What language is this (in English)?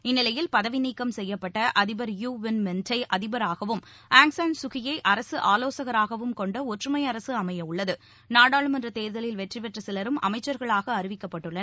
Tamil